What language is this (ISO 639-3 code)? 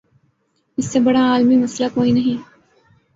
urd